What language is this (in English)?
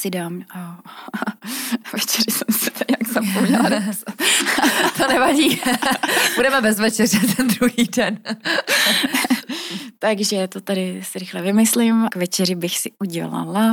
Czech